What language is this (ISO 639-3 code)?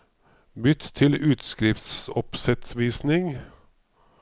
nor